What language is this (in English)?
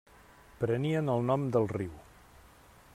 Catalan